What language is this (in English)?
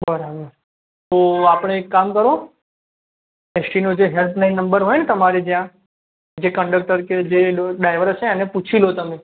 Gujarati